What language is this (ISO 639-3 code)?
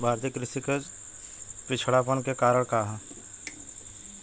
bho